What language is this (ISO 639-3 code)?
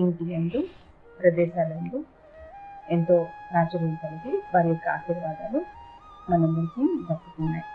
tel